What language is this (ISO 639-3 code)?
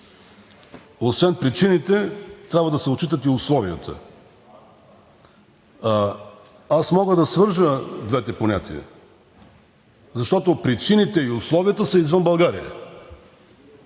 bul